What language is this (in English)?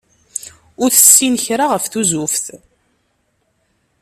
Kabyle